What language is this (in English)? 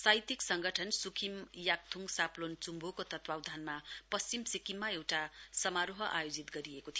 Nepali